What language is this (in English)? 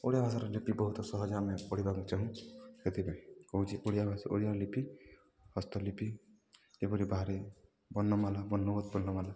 Odia